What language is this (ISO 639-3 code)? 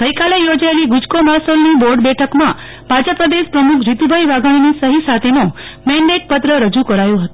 guj